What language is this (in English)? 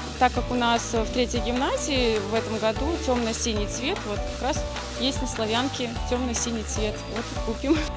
Russian